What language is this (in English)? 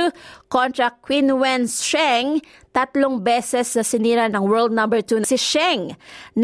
Filipino